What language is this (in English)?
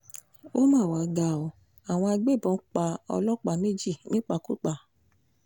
Yoruba